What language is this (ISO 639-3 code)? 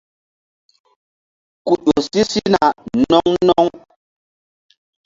mdd